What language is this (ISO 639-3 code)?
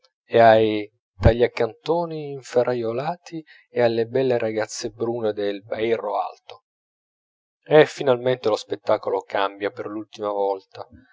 ita